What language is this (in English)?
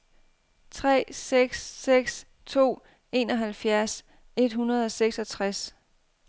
Danish